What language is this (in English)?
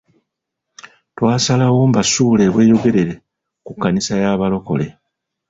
Ganda